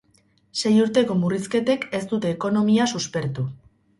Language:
Basque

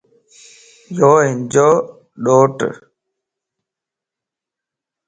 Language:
Lasi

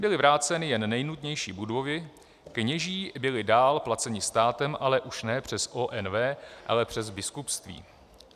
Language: Czech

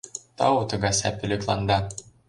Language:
Mari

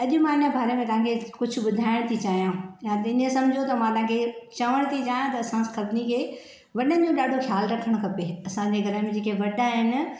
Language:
Sindhi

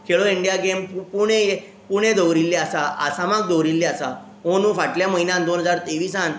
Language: Konkani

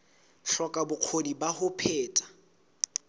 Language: Southern Sotho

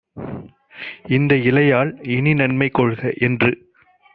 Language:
Tamil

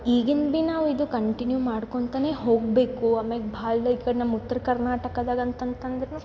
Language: Kannada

